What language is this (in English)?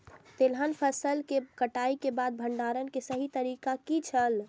Maithili